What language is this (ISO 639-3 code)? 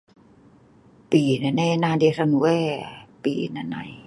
snv